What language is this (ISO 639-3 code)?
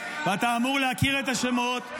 heb